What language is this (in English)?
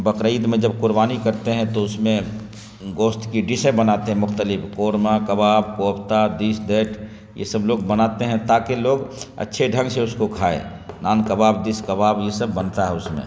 Urdu